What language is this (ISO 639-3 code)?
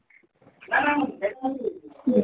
ori